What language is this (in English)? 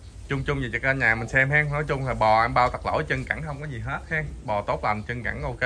Vietnamese